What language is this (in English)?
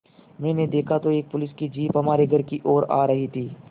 Hindi